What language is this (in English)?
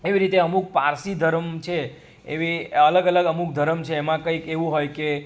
Gujarati